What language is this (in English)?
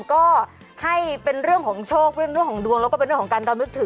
Thai